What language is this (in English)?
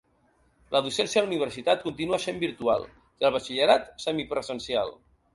Catalan